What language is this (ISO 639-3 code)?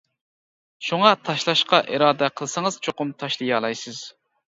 uig